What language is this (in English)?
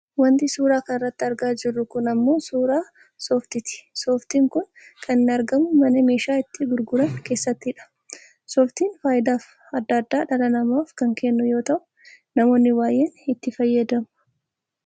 Oromo